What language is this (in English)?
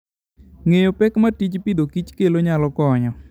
Luo (Kenya and Tanzania)